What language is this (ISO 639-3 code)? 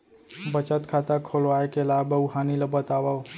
hne